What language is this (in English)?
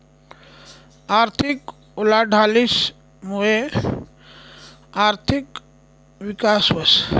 Marathi